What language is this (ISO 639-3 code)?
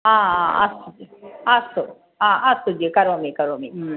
san